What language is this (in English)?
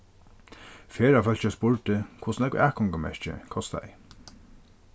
Faroese